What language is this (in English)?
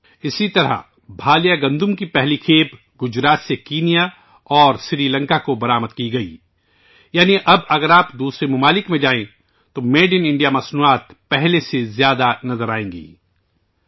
Urdu